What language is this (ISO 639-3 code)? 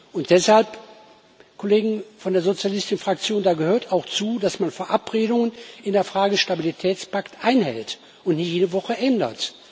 deu